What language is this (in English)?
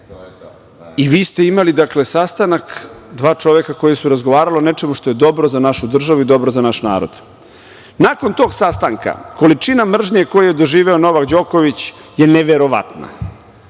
Serbian